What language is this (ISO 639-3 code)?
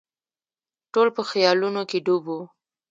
pus